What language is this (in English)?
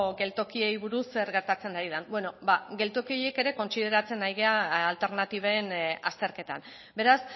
Basque